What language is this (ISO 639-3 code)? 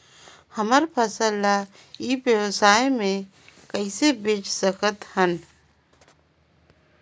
hne